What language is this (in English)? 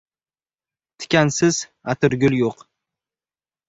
Uzbek